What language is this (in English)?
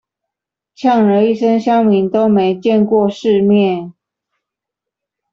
Chinese